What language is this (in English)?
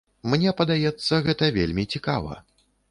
Belarusian